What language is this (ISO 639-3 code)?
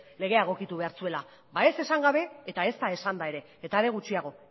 eus